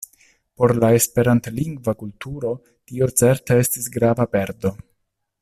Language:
Esperanto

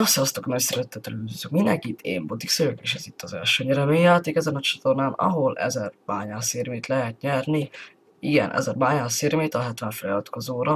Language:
Hungarian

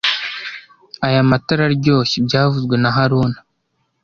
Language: Kinyarwanda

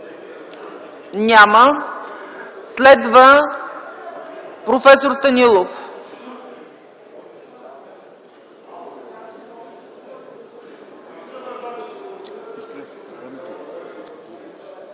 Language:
Bulgarian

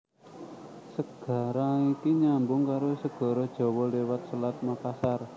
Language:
Javanese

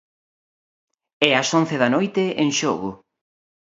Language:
Galician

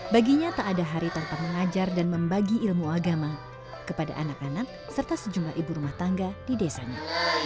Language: Indonesian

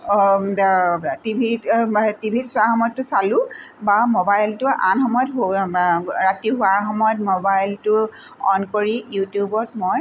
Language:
Assamese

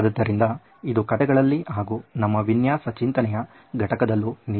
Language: Kannada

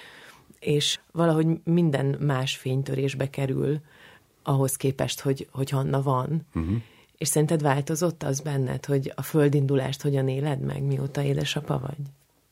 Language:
Hungarian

